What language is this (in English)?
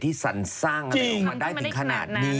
Thai